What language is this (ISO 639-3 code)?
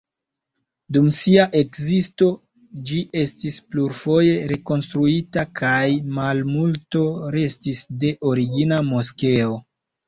epo